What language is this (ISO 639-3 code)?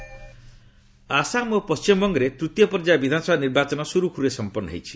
ori